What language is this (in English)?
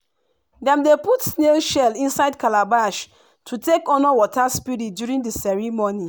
Nigerian Pidgin